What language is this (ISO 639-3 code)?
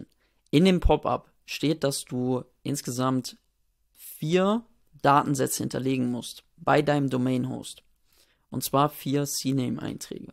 deu